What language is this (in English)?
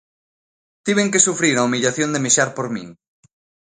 Galician